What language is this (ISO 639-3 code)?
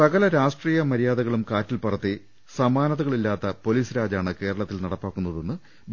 mal